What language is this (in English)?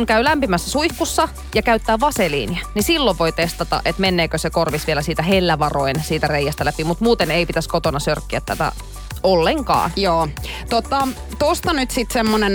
Finnish